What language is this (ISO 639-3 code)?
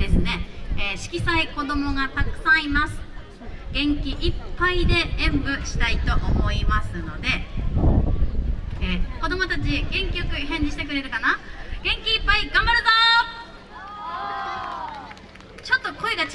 jpn